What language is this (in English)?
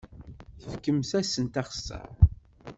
Kabyle